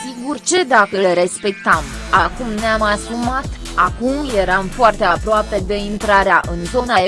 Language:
Romanian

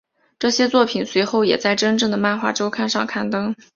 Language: Chinese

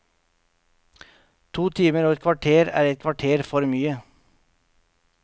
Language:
Norwegian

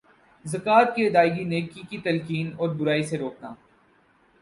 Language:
Urdu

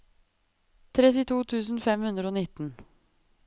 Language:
Norwegian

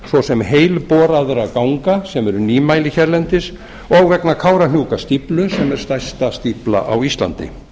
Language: Icelandic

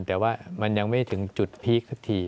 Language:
Thai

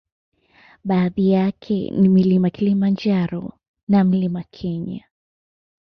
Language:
Swahili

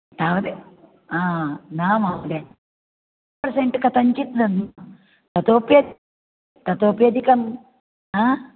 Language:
Sanskrit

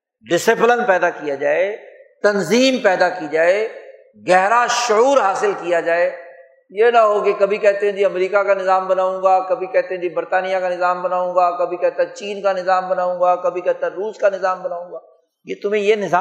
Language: Urdu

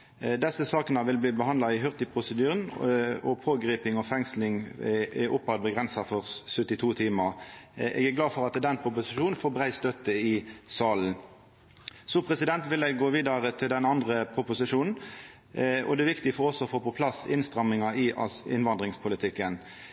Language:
Norwegian Nynorsk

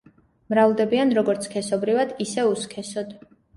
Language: Georgian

